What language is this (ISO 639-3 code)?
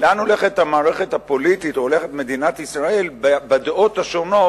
heb